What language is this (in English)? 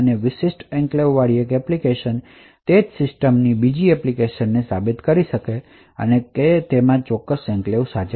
Gujarati